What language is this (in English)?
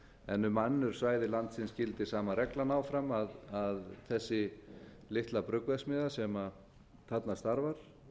Icelandic